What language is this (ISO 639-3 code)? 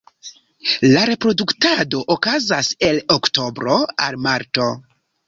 epo